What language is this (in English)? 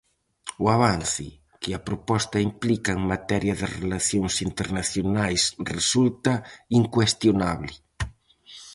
Galician